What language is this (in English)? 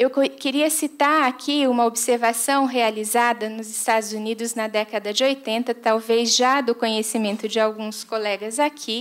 Portuguese